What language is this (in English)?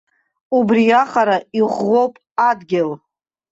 Abkhazian